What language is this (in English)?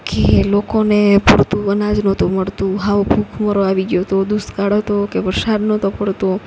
Gujarati